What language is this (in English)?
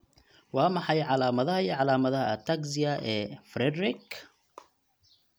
Somali